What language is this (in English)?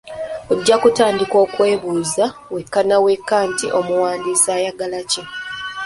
Ganda